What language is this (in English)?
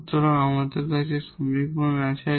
Bangla